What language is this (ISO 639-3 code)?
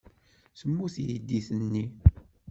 kab